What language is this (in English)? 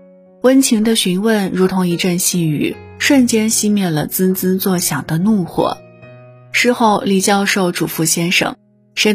Chinese